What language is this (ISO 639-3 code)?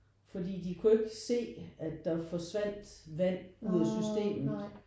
dan